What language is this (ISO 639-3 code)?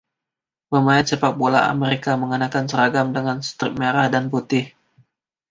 ind